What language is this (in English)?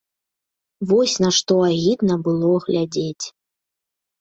Belarusian